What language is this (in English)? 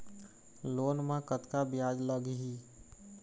Chhattisgarhi